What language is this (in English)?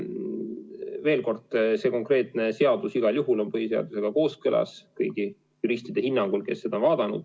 Estonian